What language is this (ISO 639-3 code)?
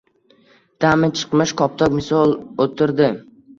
uzb